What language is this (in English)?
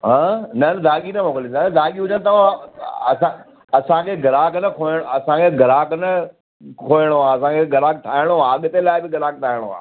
Sindhi